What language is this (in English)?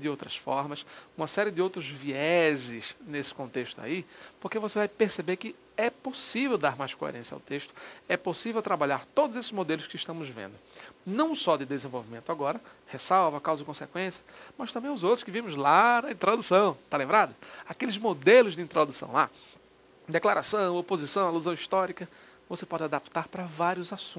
Portuguese